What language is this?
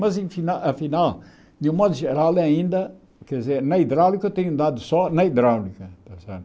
Portuguese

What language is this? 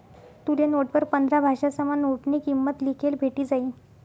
Marathi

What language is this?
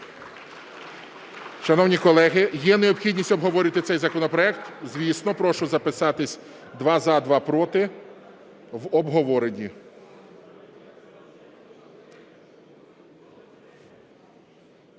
Ukrainian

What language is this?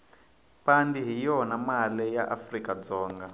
Tsonga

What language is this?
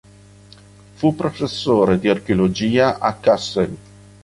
Italian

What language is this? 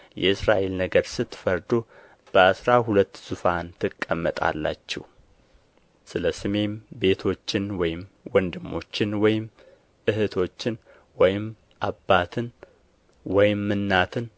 Amharic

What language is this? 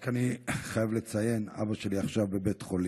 Hebrew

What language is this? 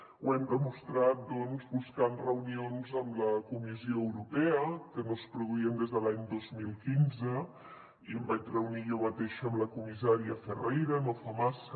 Catalan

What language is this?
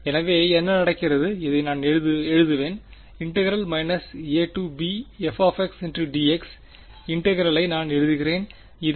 Tamil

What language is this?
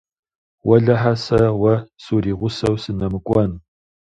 Kabardian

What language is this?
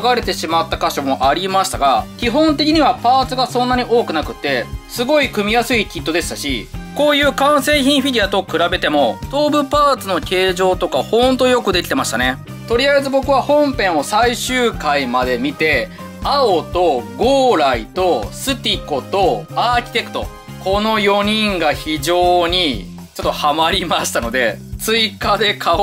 Japanese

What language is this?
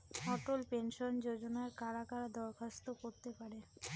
Bangla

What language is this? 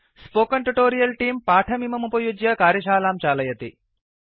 Sanskrit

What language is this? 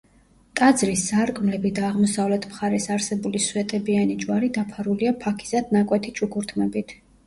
Georgian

